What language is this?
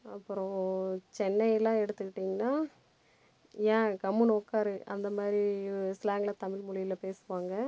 Tamil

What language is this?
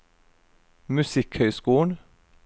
Norwegian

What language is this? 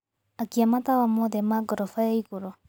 Kikuyu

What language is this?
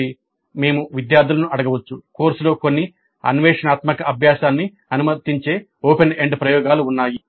Telugu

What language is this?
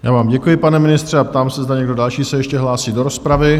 Czech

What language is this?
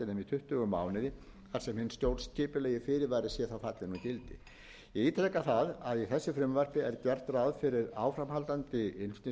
Icelandic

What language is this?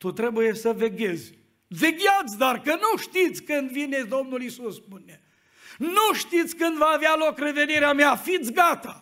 Romanian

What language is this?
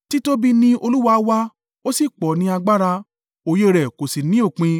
Yoruba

